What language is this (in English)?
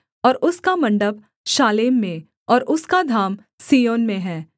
Hindi